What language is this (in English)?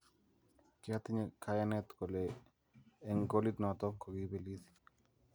Kalenjin